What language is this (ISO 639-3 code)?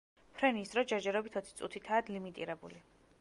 kat